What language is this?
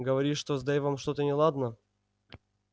Russian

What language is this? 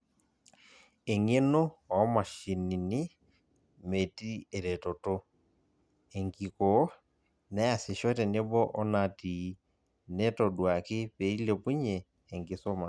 Masai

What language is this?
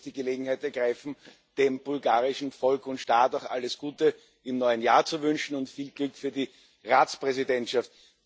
German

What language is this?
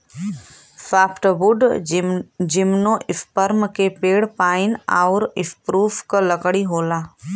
Bhojpuri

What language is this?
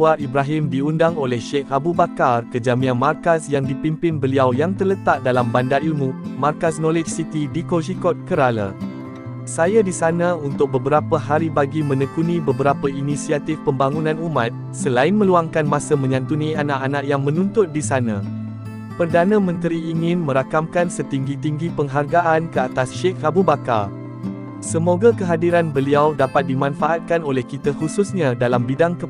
Malay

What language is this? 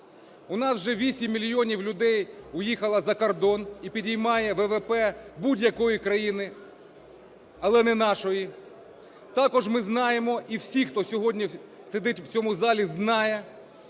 Ukrainian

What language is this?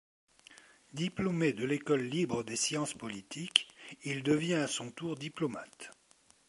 French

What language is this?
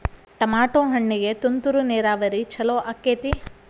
Kannada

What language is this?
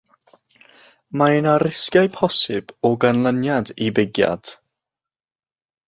Welsh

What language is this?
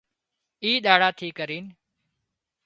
Wadiyara Koli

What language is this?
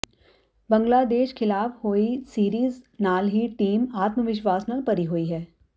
Punjabi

